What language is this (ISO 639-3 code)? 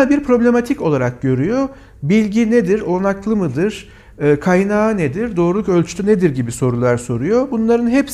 tur